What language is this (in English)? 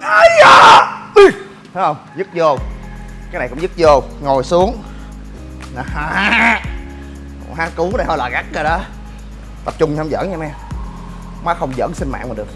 Vietnamese